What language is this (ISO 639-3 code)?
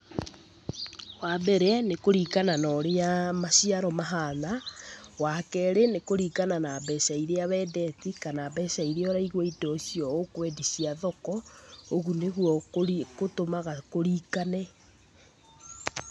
kik